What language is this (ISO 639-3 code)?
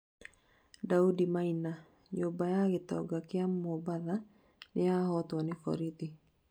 kik